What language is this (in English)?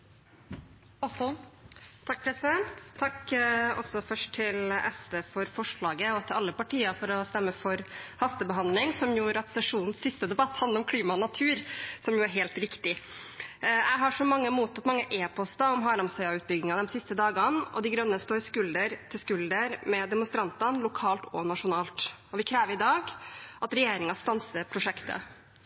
Norwegian